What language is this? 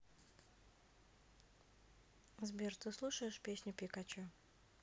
Russian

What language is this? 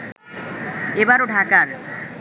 Bangla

